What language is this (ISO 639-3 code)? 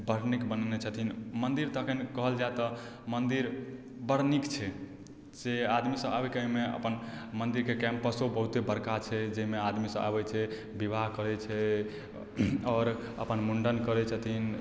mai